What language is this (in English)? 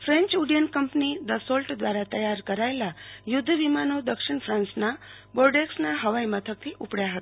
Gujarati